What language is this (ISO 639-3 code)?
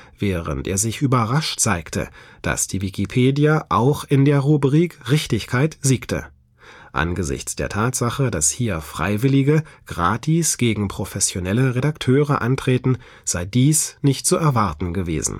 deu